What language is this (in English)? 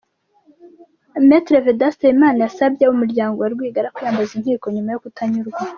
Kinyarwanda